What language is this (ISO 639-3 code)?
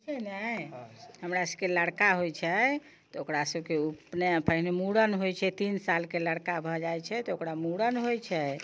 mai